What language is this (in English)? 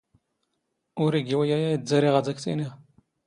Standard Moroccan Tamazight